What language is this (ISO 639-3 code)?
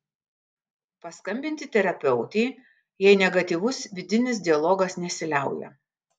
lit